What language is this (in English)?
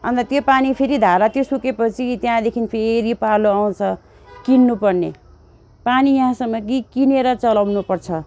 Nepali